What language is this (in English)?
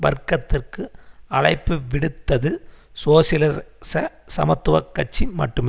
Tamil